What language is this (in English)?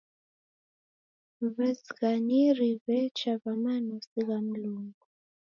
Taita